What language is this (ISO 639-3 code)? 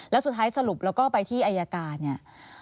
tha